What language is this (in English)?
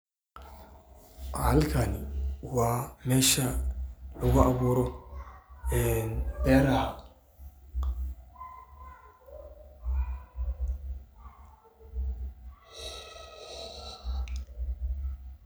Somali